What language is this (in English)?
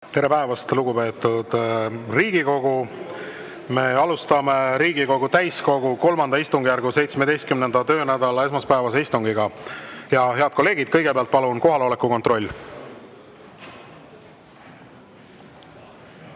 Estonian